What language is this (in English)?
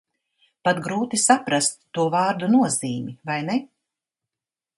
Latvian